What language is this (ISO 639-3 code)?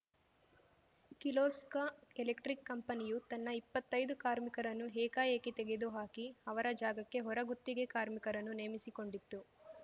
kan